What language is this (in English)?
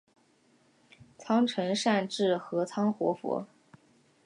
Chinese